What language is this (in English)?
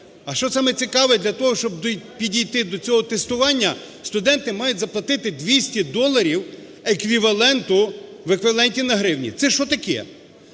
Ukrainian